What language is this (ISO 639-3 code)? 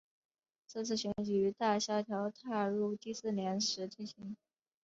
zho